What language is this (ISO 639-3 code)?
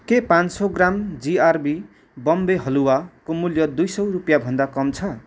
nep